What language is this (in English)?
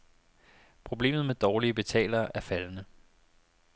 Danish